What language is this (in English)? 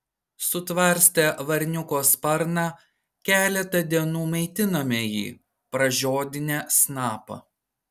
Lithuanian